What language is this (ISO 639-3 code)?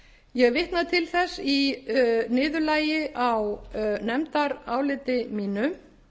isl